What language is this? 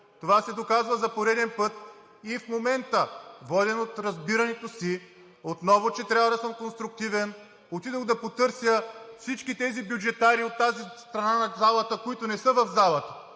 Bulgarian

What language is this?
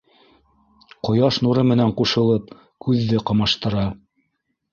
Bashkir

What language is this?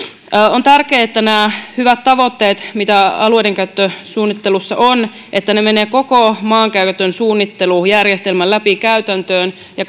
Finnish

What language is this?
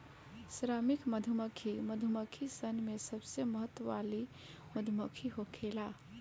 Bhojpuri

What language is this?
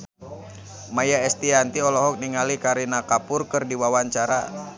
Sundanese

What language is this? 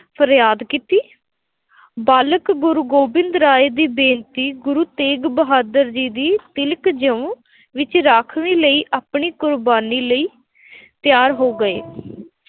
Punjabi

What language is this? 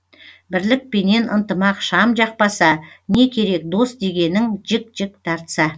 Kazakh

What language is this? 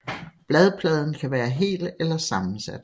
Danish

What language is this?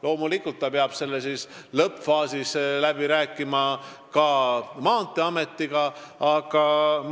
Estonian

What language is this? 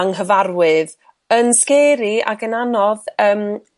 Welsh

